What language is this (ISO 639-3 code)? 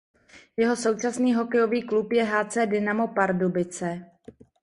ces